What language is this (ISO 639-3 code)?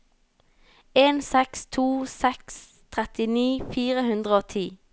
nor